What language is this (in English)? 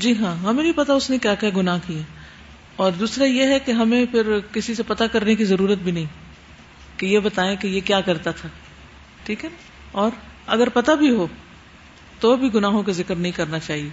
Urdu